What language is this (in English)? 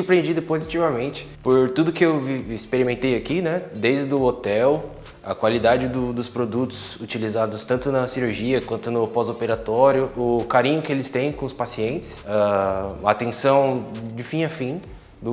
Portuguese